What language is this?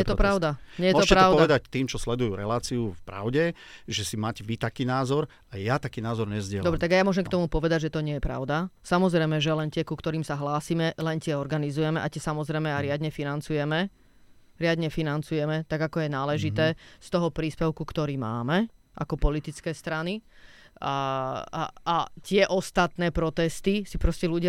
Slovak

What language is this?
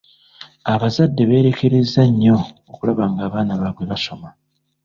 Ganda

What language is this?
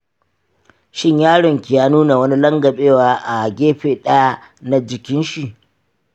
Hausa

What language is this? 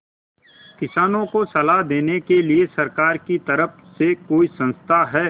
Hindi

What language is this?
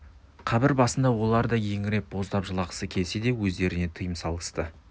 Kazakh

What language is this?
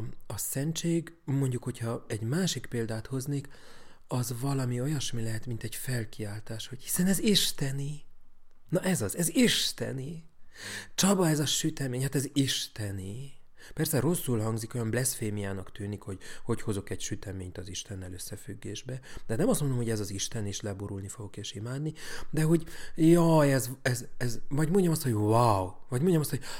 Hungarian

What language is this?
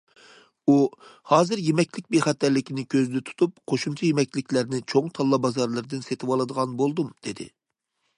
Uyghur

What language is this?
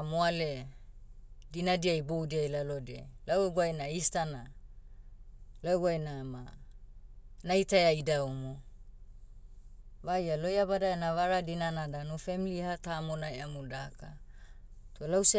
Motu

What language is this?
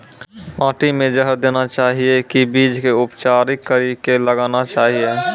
Maithili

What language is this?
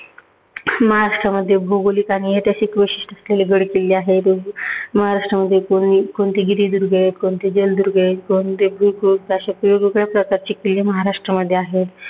Marathi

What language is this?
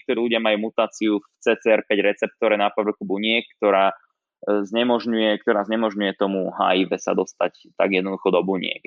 Slovak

